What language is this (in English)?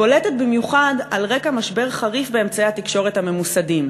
Hebrew